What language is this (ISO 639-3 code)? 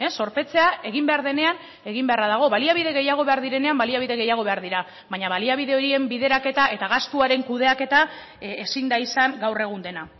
eus